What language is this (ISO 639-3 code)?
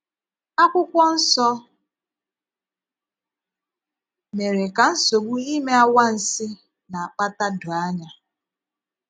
ibo